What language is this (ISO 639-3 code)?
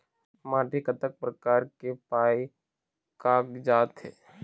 hne